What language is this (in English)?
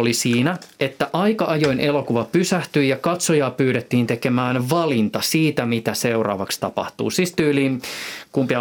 Finnish